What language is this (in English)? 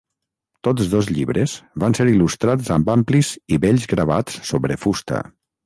Catalan